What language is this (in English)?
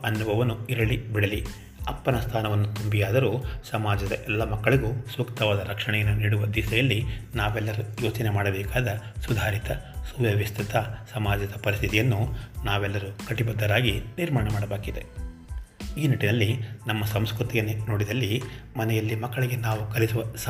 Kannada